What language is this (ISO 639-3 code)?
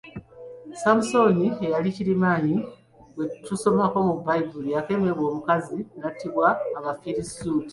lug